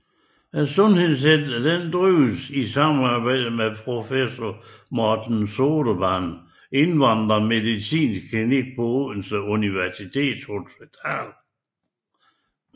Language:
Danish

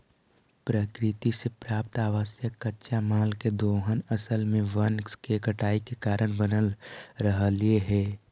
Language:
Magahi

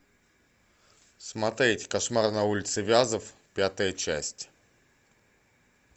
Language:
Russian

